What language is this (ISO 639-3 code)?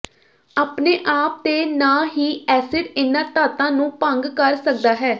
pan